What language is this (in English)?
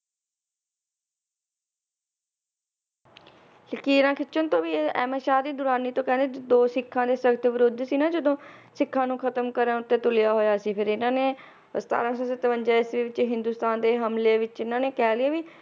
Punjabi